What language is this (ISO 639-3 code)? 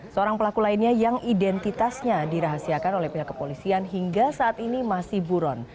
ind